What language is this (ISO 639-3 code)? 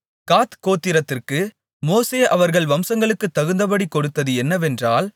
tam